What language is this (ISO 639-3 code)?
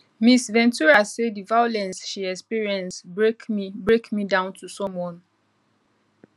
pcm